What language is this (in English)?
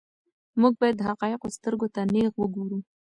Pashto